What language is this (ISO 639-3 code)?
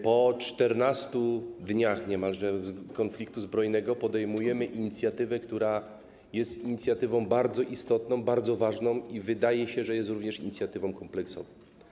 pol